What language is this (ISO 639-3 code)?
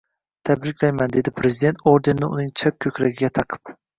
uzb